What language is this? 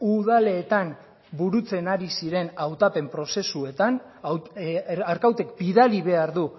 Basque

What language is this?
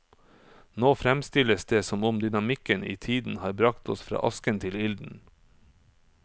Norwegian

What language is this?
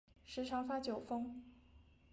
Chinese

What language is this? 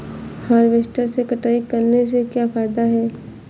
Hindi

